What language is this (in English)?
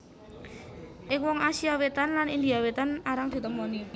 Javanese